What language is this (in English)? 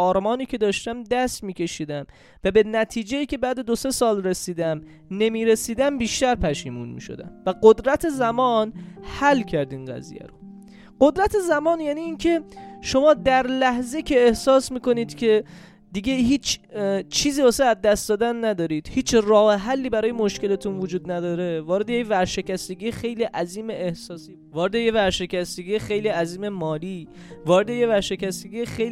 Persian